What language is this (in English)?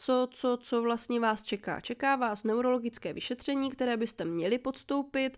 Czech